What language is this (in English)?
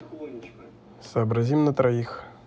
Russian